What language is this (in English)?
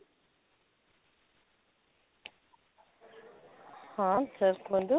Odia